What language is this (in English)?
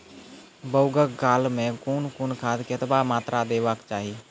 Maithili